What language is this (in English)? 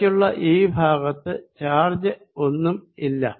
Malayalam